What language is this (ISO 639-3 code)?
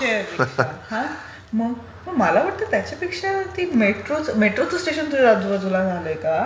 mar